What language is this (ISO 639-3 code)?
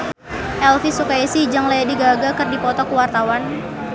sun